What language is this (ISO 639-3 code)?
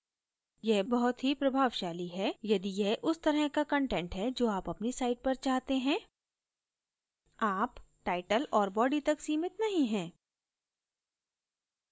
hin